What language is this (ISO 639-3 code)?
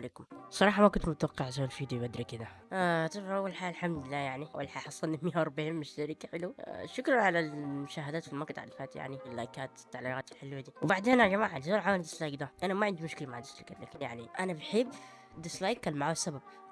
ara